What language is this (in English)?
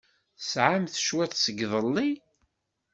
Kabyle